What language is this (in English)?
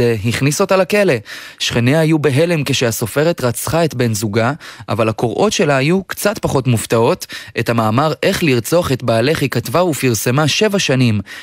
Hebrew